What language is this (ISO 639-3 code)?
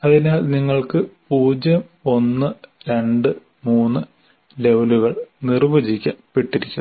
mal